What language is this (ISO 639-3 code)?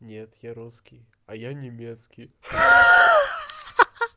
rus